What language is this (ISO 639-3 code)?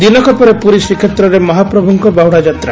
ori